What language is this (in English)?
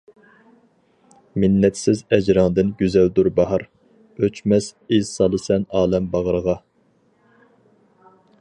Uyghur